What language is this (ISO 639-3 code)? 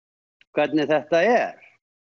isl